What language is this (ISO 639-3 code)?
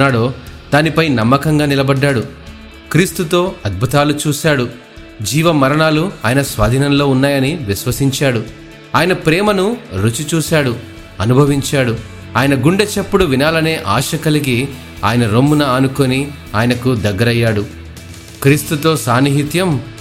tel